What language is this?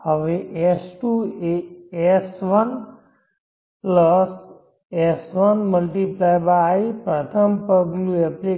Gujarati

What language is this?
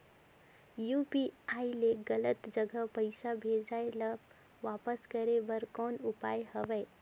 Chhattisgarhi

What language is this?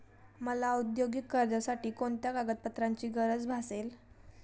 Marathi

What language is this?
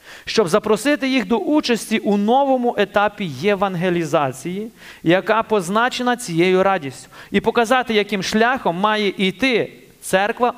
Ukrainian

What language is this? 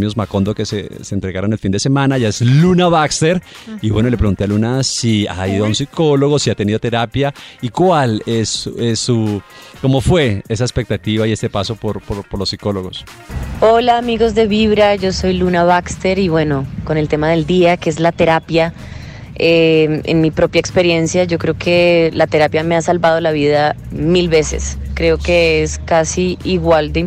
Spanish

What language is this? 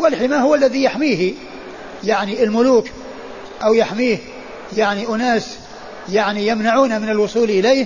Arabic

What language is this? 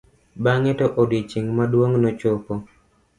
Luo (Kenya and Tanzania)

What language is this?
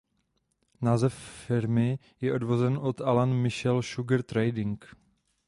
Czech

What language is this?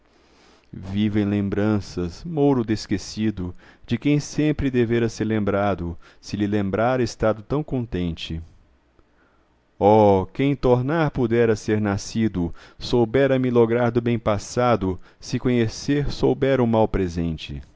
Portuguese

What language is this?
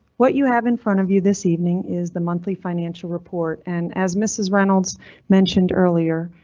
English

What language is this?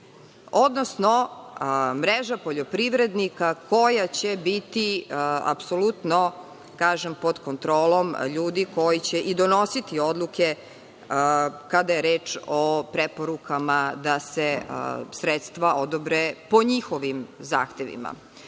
Serbian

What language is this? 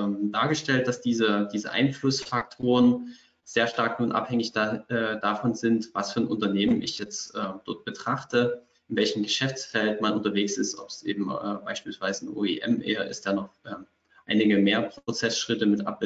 German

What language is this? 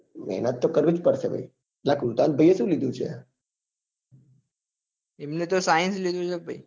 Gujarati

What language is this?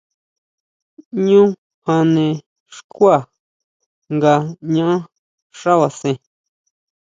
Huautla Mazatec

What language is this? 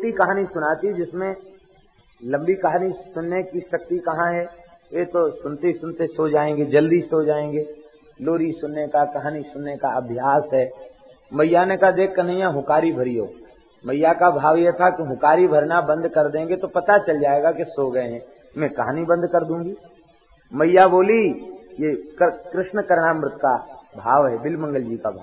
Hindi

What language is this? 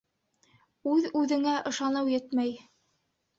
Bashkir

